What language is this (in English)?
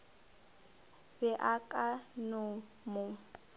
Northern Sotho